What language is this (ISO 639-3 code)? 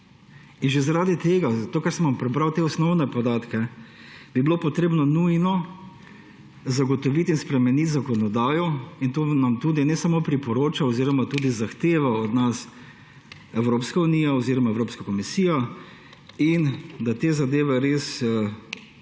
slv